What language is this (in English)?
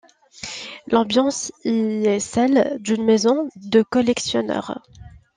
French